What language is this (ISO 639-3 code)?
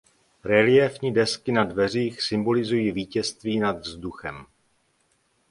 ces